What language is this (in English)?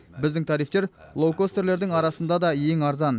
Kazakh